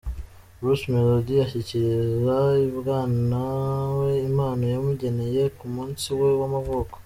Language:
Kinyarwanda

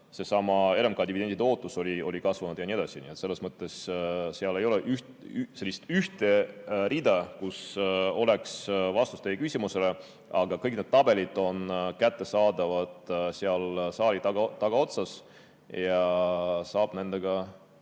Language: Estonian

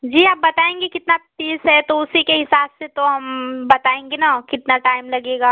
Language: Hindi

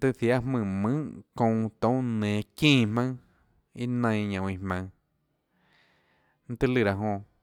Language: Tlacoatzintepec Chinantec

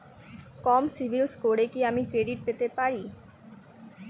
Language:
Bangla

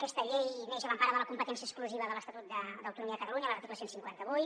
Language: Catalan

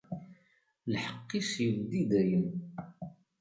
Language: Kabyle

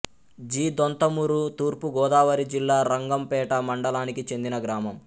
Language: Telugu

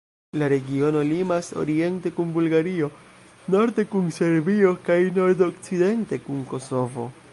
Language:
Esperanto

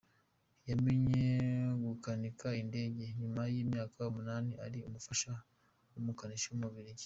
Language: Kinyarwanda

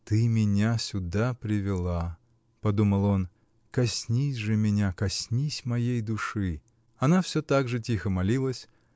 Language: Russian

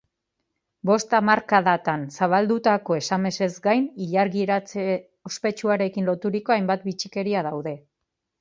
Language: Basque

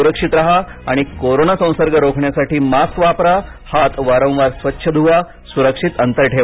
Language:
Marathi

